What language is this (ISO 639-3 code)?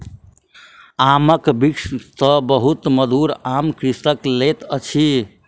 mai